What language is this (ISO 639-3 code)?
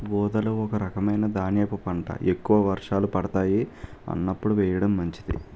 tel